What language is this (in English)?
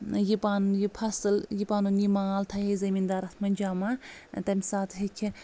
Kashmiri